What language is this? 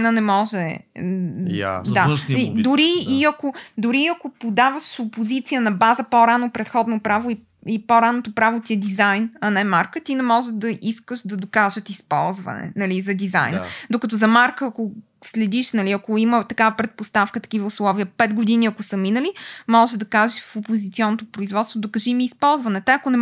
Bulgarian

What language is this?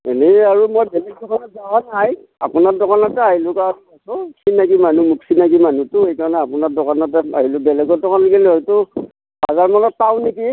Assamese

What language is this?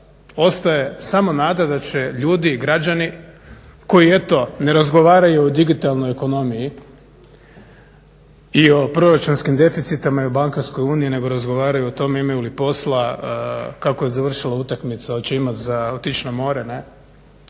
Croatian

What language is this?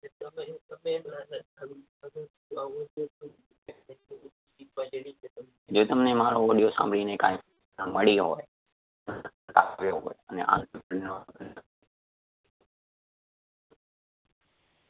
Gujarati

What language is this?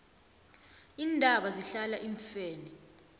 South Ndebele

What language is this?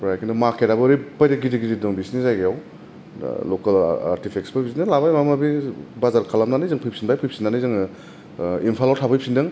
Bodo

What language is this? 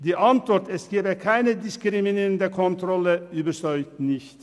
Swiss German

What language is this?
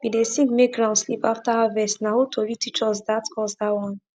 Nigerian Pidgin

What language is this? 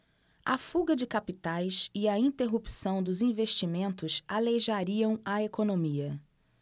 Portuguese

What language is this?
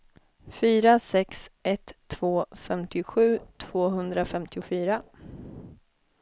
Swedish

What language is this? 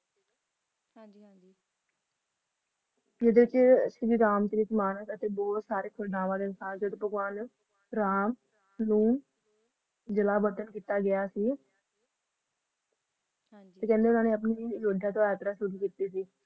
Punjabi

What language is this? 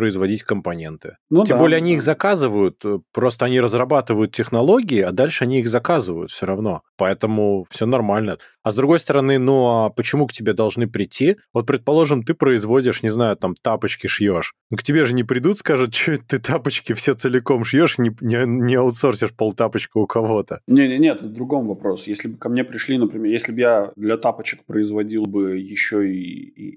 Russian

